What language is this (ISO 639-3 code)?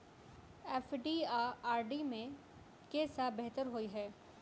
mai